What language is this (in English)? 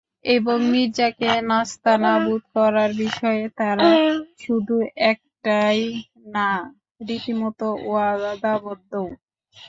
Bangla